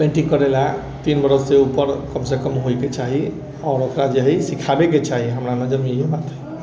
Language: Maithili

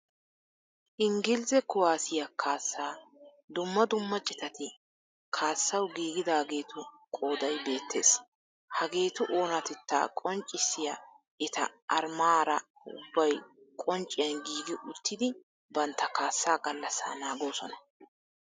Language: Wolaytta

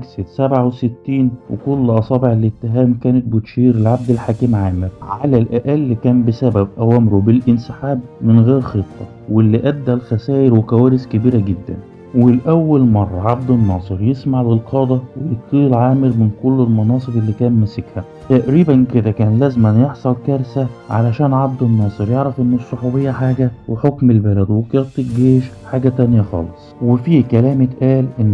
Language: Arabic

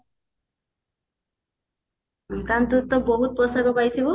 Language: Odia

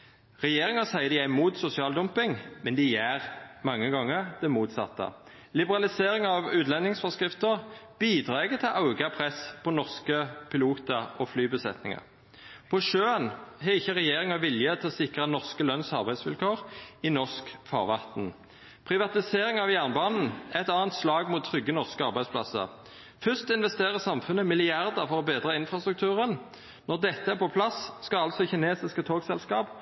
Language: Norwegian Nynorsk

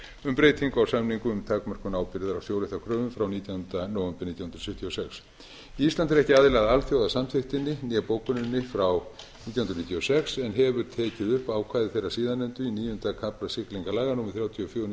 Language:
Icelandic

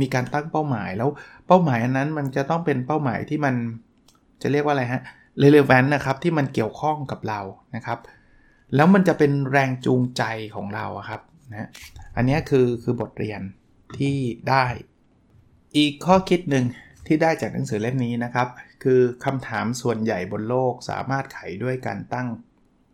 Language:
Thai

